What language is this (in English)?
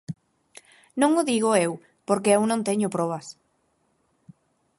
Galician